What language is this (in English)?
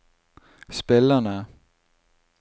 Norwegian